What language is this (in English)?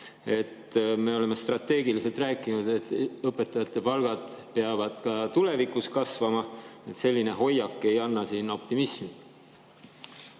Estonian